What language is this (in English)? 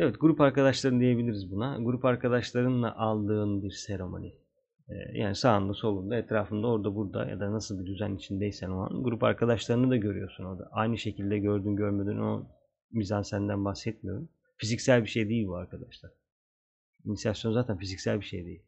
Turkish